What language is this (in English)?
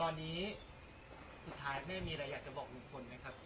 Thai